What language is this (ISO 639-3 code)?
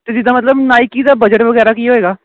pan